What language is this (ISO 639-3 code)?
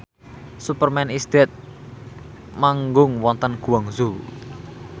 jav